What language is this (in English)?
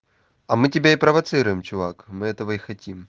Russian